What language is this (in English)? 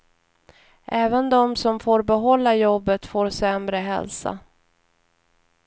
Swedish